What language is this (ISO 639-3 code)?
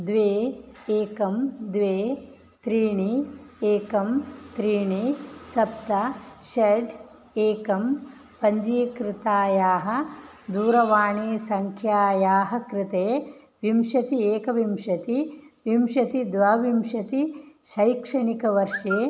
san